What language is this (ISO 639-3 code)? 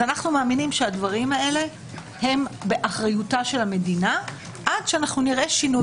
heb